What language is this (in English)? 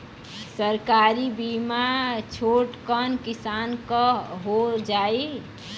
Bhojpuri